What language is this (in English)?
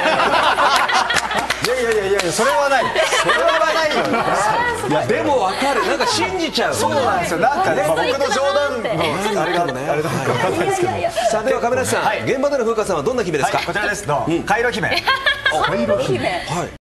Japanese